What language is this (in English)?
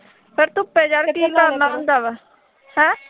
Punjabi